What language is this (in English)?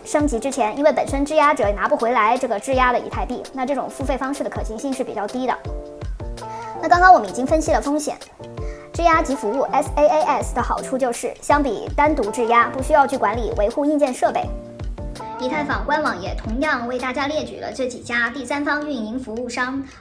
Chinese